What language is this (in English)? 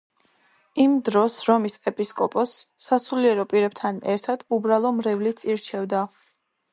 Georgian